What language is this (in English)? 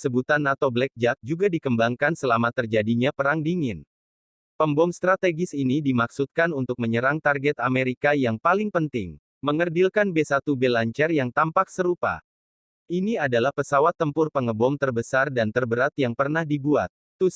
Indonesian